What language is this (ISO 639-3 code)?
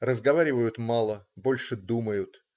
rus